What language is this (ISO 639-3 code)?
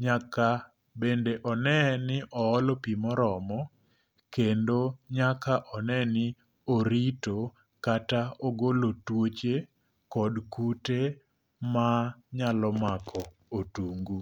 luo